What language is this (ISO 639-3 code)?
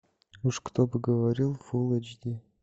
rus